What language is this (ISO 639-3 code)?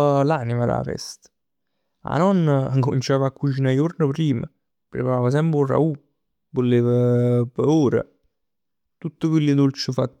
nap